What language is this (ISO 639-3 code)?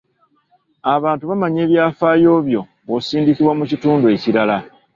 lug